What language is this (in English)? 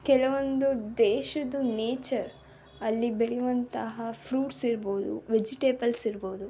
Kannada